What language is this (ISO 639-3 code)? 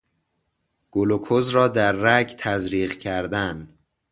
fas